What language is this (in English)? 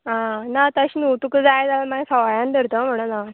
Konkani